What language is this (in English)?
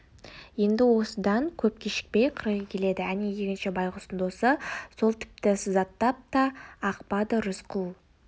Kazakh